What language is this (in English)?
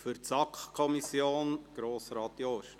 Swiss German